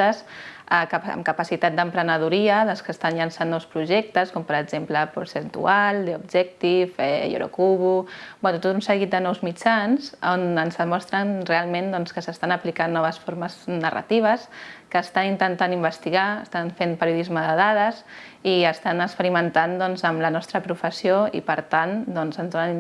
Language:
Catalan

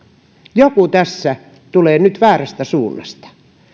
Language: Finnish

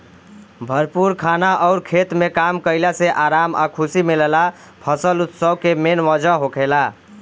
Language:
Bhojpuri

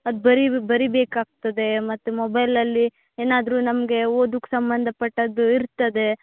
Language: Kannada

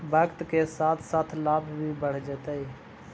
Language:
Magahi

